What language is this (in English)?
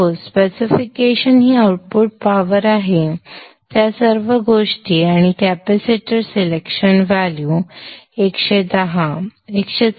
Marathi